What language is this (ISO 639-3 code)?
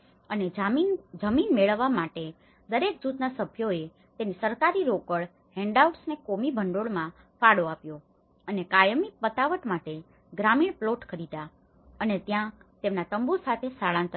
guj